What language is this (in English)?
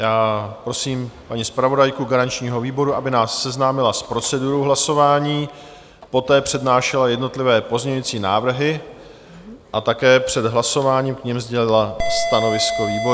Czech